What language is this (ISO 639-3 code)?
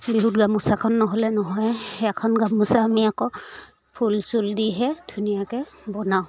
asm